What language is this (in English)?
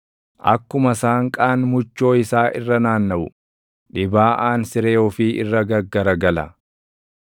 Oromo